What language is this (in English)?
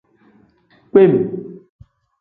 Tem